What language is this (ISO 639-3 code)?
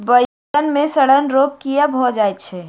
mai